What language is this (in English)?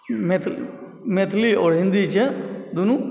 Maithili